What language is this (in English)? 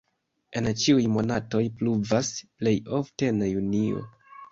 Esperanto